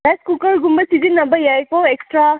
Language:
Manipuri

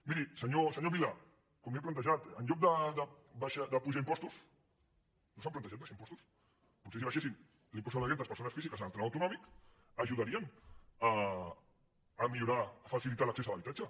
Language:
Catalan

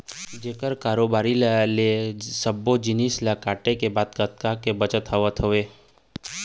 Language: Chhattisgarhi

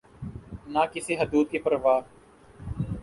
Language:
Urdu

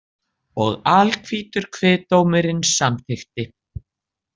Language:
Icelandic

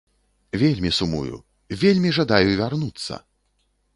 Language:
Belarusian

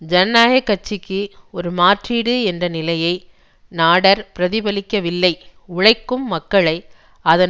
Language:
Tamil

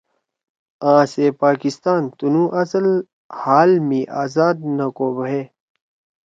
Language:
Torwali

